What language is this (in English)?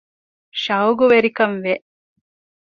Divehi